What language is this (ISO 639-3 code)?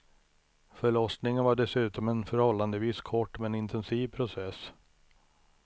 swe